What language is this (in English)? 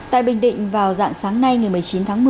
Vietnamese